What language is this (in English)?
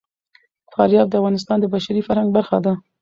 Pashto